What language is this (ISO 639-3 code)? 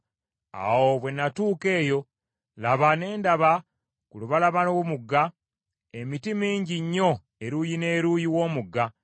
lug